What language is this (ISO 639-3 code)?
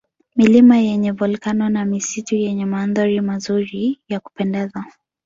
swa